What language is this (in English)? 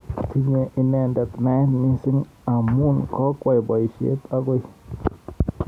Kalenjin